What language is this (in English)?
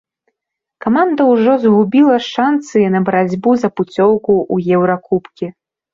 Belarusian